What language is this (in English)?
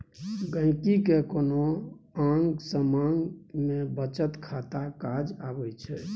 Maithili